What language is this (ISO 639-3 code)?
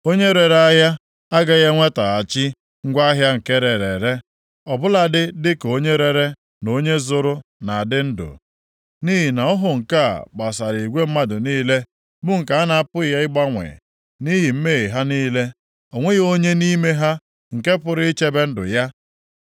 ibo